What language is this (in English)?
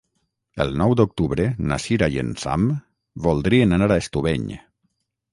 Catalan